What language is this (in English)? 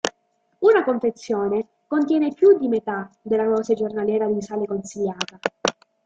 Italian